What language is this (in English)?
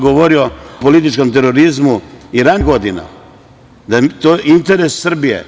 Serbian